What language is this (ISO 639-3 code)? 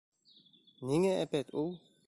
bak